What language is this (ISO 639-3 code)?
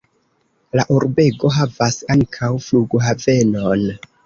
epo